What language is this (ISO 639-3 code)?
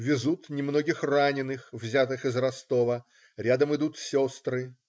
rus